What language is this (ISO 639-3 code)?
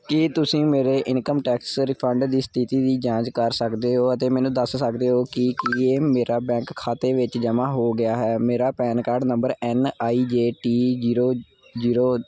pan